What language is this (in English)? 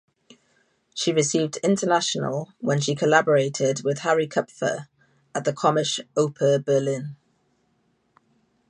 English